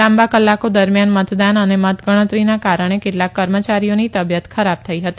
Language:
Gujarati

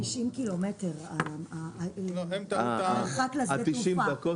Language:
Hebrew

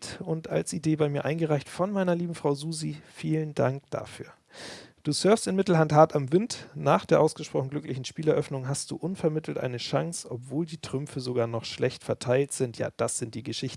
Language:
German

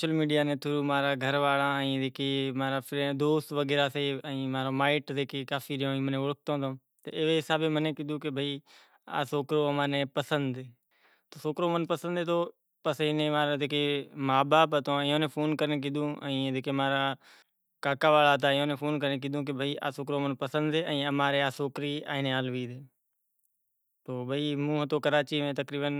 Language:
Kachi Koli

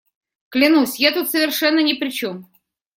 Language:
Russian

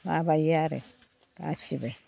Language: Bodo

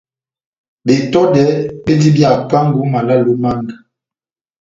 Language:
Batanga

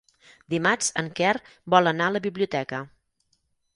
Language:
Catalan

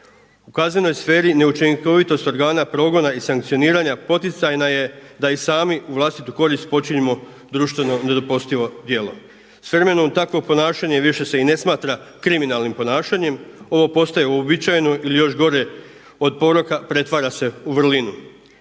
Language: Croatian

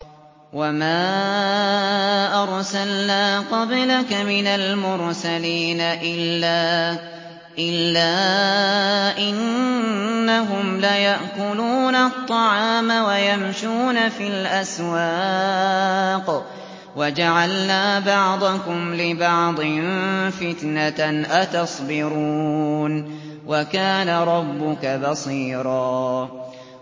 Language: Arabic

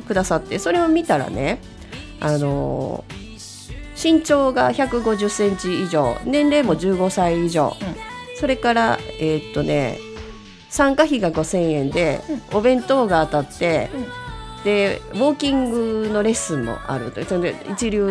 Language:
Japanese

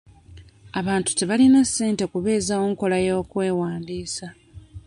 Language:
Ganda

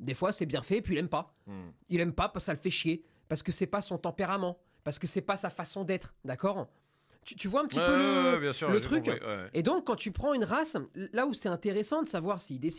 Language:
French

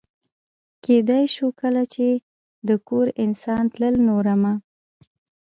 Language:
Pashto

